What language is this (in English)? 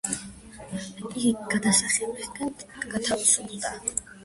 Georgian